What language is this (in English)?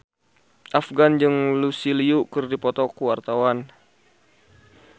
Sundanese